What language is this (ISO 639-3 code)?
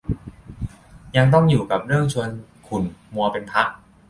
tha